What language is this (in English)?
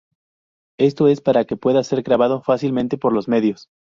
Spanish